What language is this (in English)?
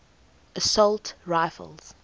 English